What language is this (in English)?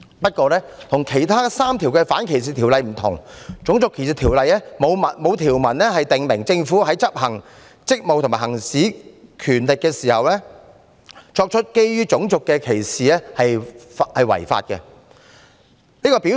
Cantonese